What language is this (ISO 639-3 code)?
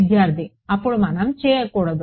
tel